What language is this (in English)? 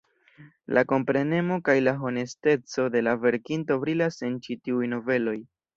Esperanto